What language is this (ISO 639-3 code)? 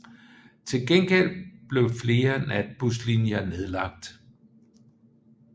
dan